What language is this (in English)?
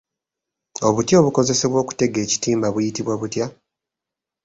Ganda